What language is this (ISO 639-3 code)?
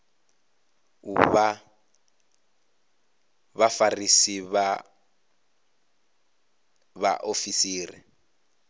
ven